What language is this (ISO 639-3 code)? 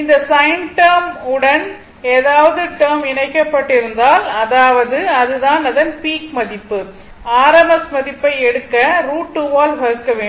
tam